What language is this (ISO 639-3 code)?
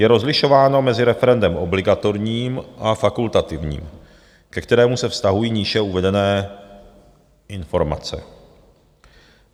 ces